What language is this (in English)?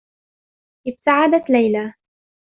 Arabic